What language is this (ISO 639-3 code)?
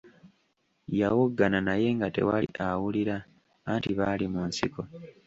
lug